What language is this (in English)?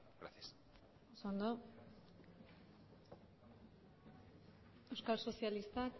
Basque